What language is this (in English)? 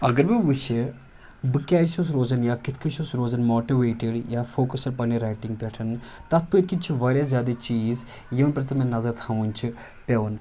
Kashmiri